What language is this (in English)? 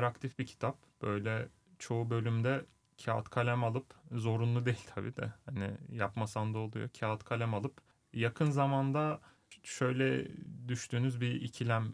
Turkish